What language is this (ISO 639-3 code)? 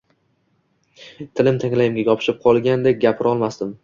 uzb